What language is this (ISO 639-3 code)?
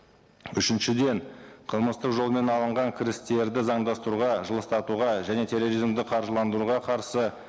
kaz